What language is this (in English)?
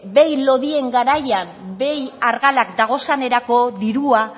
Basque